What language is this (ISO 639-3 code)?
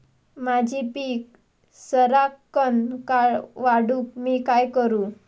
mar